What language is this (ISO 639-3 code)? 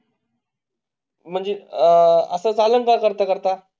mar